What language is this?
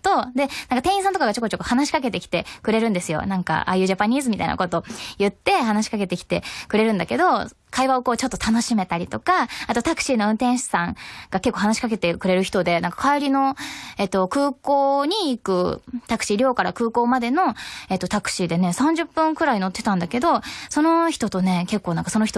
Japanese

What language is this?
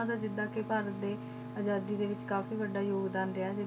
Punjabi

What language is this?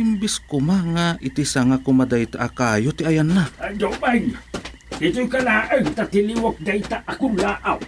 Filipino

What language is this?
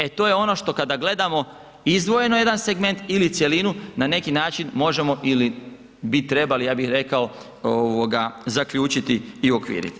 Croatian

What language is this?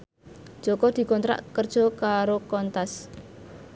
Javanese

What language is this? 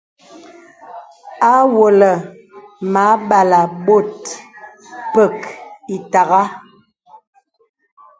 Bebele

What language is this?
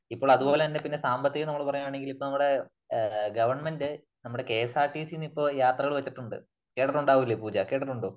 Malayalam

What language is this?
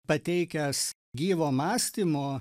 Lithuanian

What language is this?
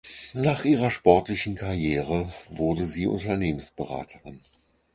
German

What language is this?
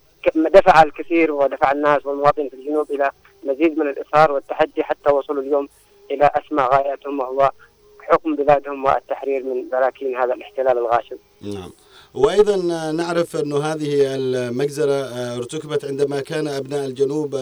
Arabic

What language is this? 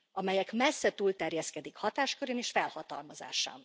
Hungarian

